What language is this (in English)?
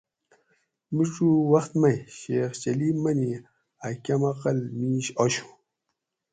Gawri